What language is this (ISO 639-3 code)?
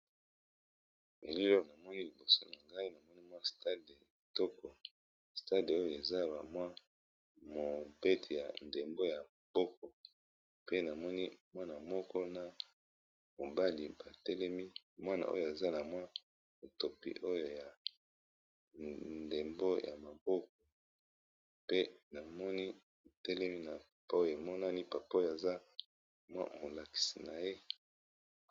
lin